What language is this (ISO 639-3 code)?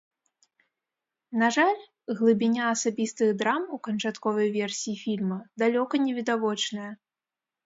bel